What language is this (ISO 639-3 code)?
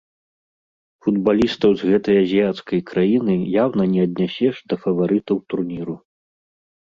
bel